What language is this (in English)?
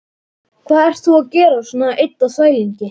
Icelandic